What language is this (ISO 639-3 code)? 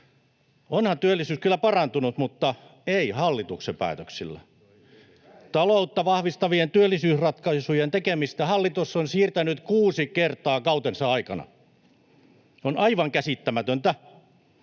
fin